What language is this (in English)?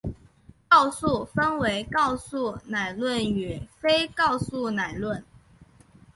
Chinese